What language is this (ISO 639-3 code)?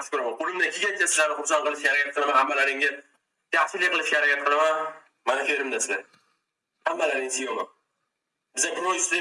tur